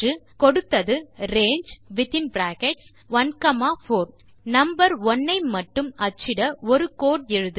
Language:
Tamil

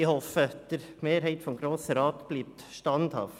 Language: Swiss German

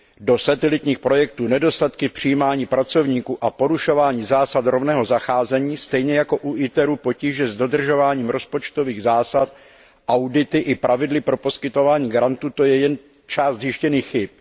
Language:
Czech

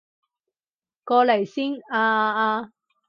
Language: Cantonese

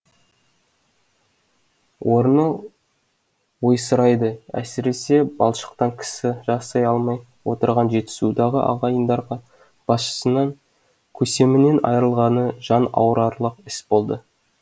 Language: Kazakh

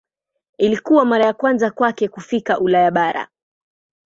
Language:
Swahili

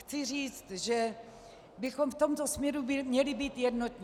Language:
Czech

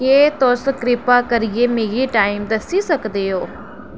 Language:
Dogri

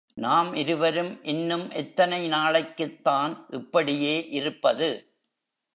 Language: Tamil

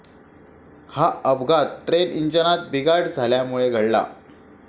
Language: Marathi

